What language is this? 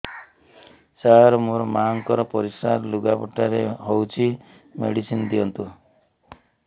Odia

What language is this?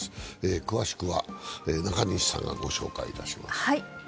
Japanese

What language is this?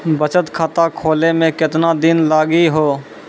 Maithili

